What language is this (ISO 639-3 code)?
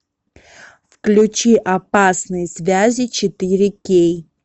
rus